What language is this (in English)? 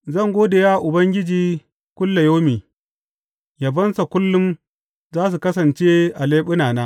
Hausa